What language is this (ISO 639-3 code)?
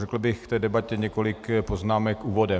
ces